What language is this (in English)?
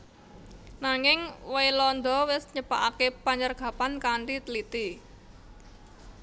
Javanese